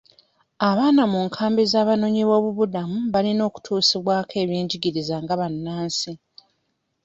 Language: Ganda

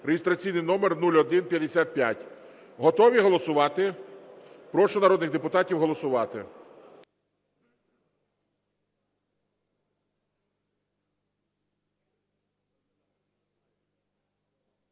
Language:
Ukrainian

